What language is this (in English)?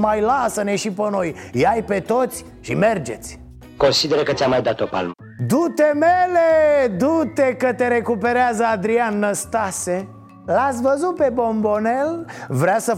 Romanian